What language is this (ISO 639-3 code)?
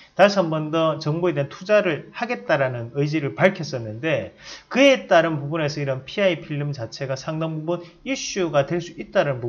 kor